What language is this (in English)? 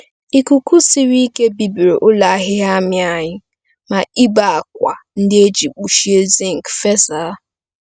Igbo